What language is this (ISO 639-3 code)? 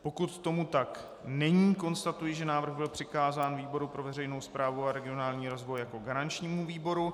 ces